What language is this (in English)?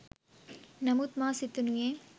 Sinhala